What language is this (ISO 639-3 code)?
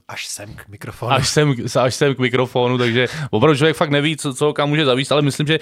ces